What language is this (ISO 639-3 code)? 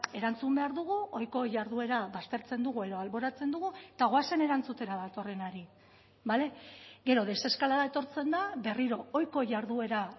eus